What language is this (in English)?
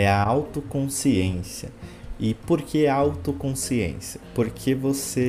Portuguese